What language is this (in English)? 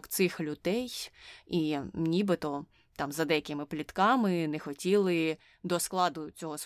Ukrainian